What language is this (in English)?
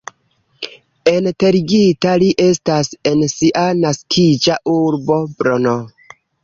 Esperanto